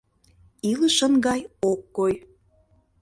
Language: Mari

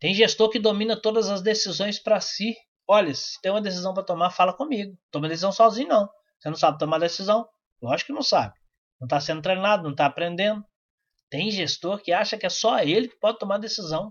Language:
Portuguese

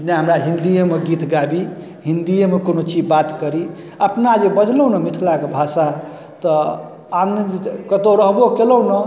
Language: Maithili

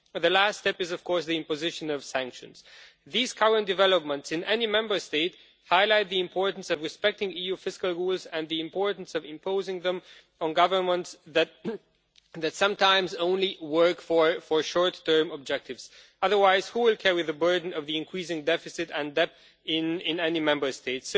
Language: English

